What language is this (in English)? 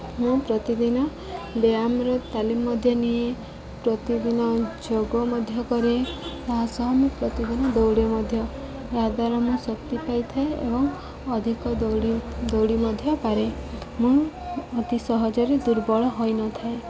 Odia